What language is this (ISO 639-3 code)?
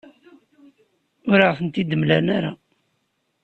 kab